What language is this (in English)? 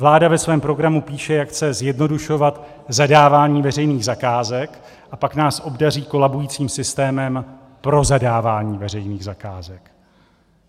Czech